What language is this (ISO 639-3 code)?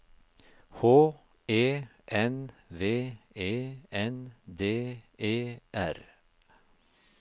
nor